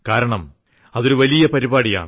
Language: Malayalam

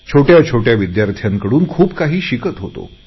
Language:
Marathi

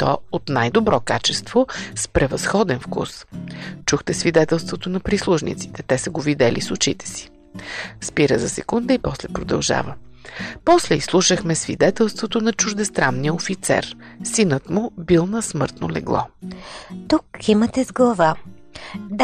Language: Bulgarian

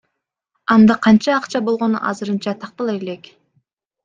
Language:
Kyrgyz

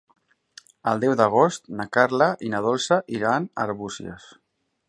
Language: Catalan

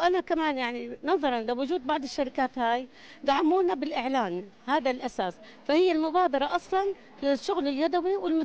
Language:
Arabic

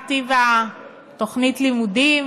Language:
Hebrew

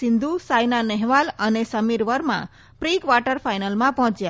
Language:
Gujarati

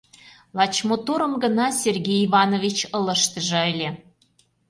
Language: Mari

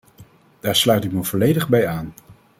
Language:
Dutch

